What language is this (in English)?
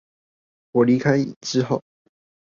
Chinese